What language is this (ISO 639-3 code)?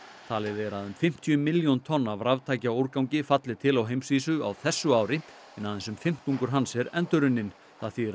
isl